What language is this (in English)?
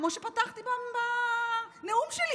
Hebrew